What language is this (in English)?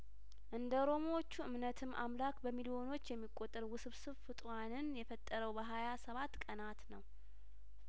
Amharic